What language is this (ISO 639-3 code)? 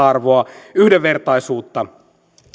fin